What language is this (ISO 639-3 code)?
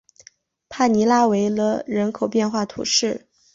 zho